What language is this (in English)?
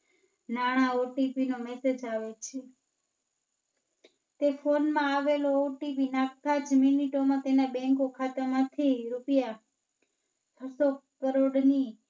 Gujarati